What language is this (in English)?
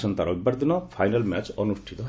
Odia